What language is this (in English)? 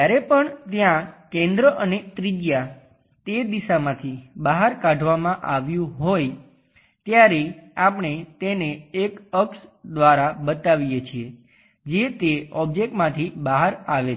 Gujarati